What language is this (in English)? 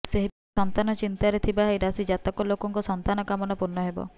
Odia